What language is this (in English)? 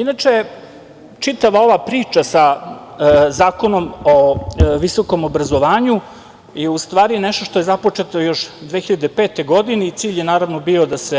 Serbian